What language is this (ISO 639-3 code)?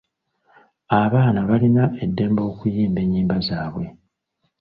lug